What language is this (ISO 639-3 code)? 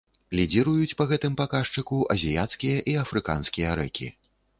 bel